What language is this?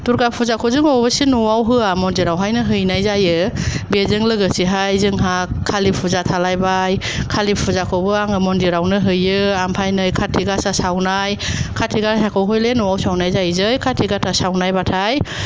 Bodo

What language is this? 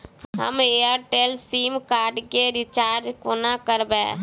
Maithili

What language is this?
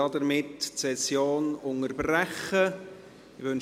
Swiss German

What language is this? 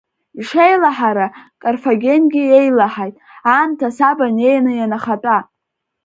Abkhazian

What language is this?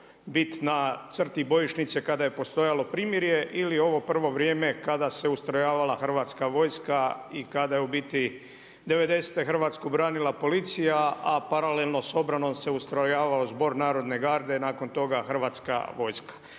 Croatian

